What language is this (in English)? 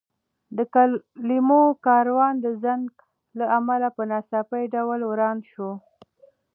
Pashto